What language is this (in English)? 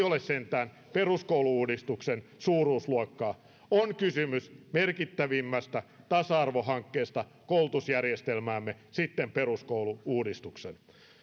Finnish